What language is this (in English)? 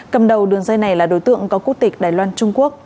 Vietnamese